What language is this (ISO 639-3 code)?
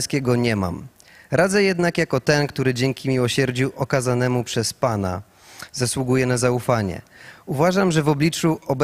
pol